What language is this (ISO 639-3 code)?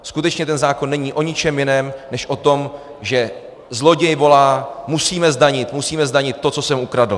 ces